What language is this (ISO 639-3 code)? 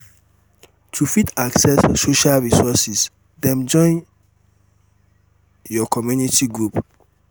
pcm